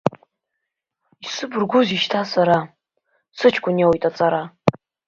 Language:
Abkhazian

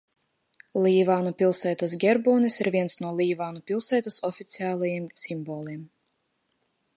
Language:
Latvian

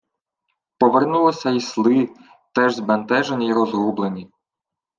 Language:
Ukrainian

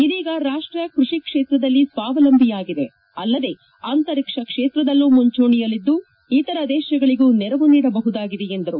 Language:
Kannada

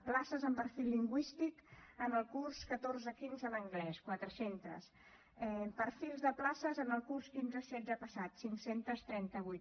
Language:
Catalan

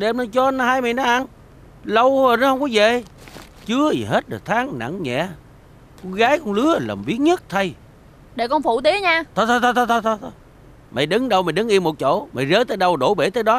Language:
Vietnamese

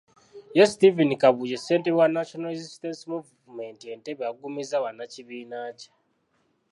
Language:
Ganda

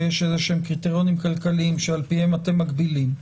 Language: Hebrew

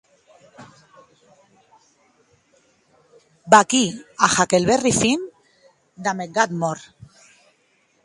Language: Occitan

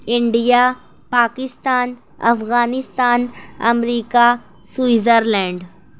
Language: Urdu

